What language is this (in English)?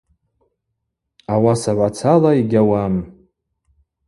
Abaza